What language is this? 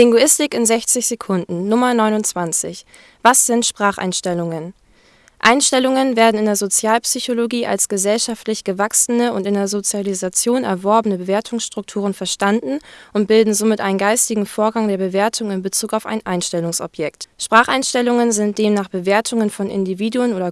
German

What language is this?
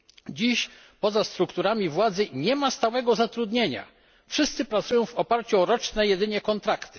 Polish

